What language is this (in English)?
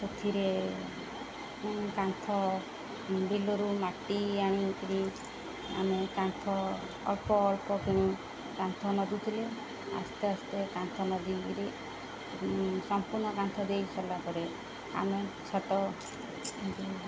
Odia